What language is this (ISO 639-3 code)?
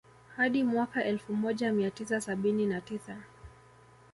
swa